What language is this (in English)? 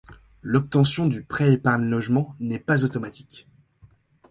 French